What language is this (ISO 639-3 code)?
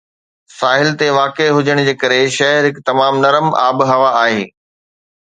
snd